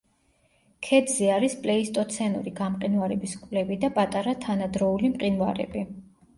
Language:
Georgian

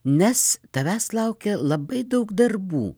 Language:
Lithuanian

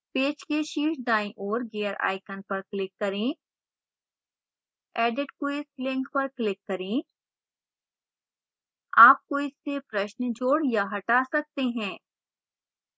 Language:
Hindi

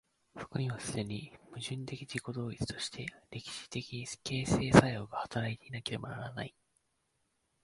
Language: Japanese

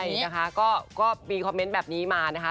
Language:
Thai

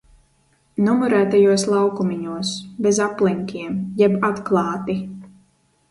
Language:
Latvian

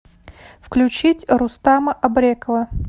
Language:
Russian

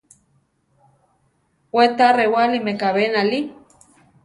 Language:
Central Tarahumara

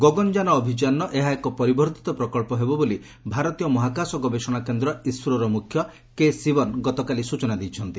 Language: Odia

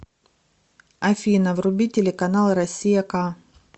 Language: Russian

